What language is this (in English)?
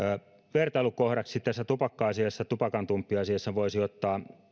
Finnish